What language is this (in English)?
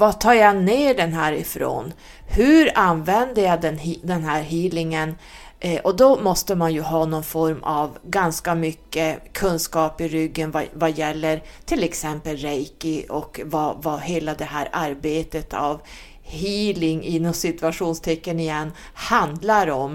Swedish